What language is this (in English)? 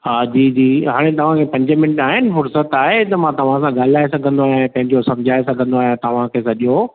Sindhi